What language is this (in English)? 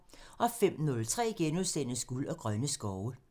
Danish